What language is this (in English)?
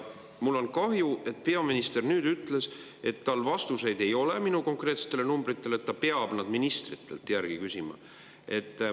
Estonian